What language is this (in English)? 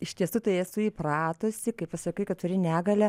Lithuanian